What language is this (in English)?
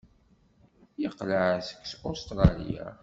Kabyle